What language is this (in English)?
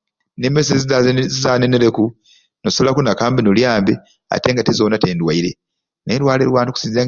Ruuli